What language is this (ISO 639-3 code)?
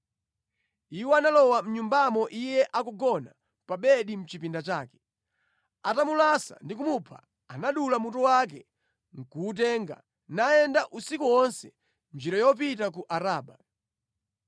nya